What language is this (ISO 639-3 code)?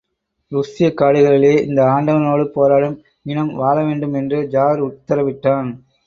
tam